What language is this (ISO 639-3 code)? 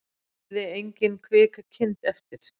isl